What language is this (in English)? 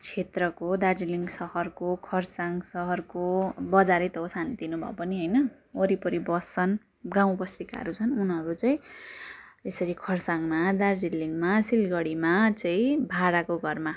Nepali